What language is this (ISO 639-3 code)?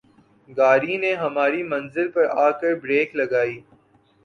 urd